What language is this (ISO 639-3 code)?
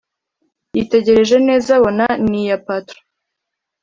kin